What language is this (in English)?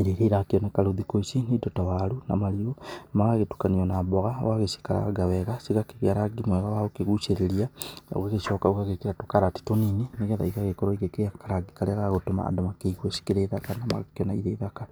Kikuyu